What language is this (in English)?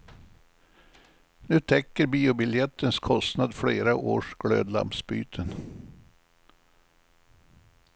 Swedish